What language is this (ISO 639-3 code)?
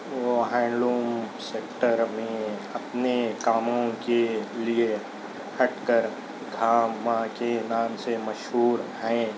urd